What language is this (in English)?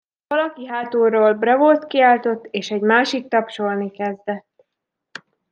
Hungarian